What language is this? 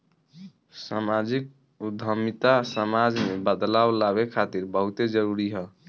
Bhojpuri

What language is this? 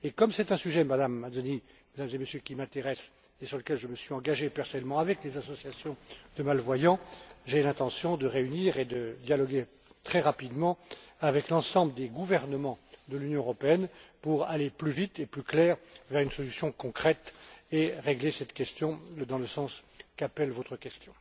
French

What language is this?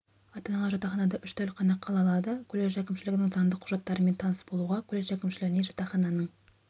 Kazakh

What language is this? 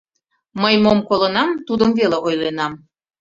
Mari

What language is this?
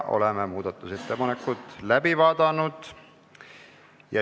Estonian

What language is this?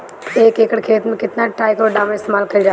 Bhojpuri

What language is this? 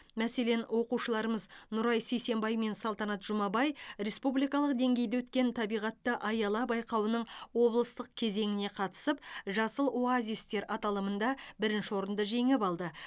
Kazakh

